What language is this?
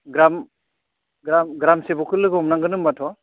Bodo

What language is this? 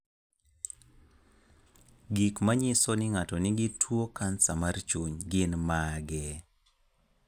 Luo (Kenya and Tanzania)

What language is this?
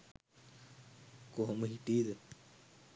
Sinhala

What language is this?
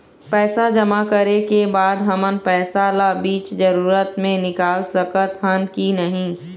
Chhattisgarhi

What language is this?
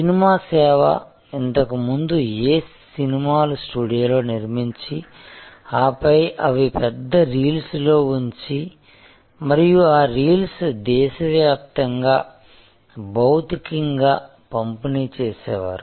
Telugu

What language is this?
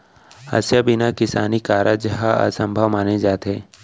Chhattisgarhi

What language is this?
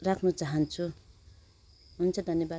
Nepali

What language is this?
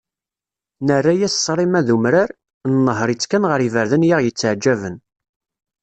Kabyle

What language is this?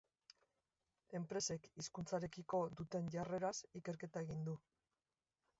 Basque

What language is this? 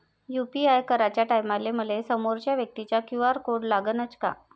Marathi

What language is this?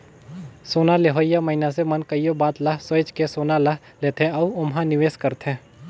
Chhattisgarhi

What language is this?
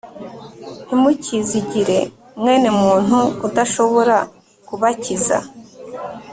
Kinyarwanda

